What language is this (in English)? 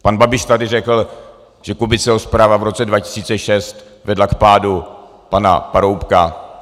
Czech